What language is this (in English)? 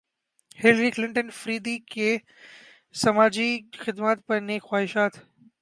Urdu